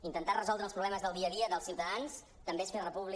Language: Catalan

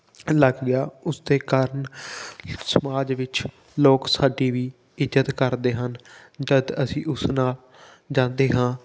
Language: Punjabi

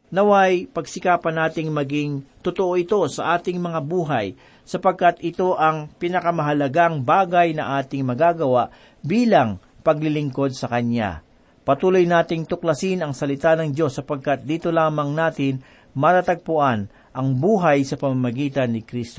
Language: Filipino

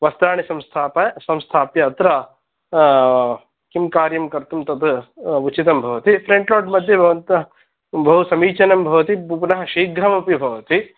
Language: Sanskrit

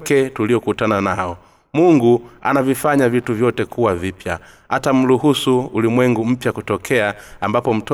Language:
Swahili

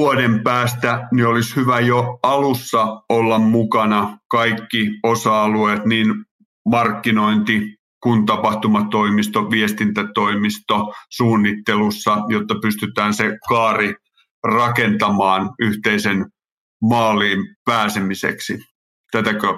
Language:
Finnish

